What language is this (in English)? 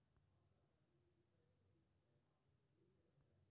Maithili